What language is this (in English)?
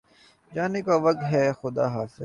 Urdu